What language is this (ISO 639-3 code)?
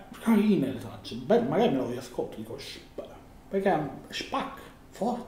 ita